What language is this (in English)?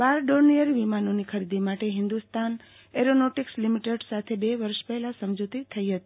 Gujarati